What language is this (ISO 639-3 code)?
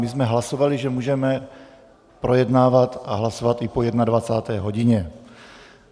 ces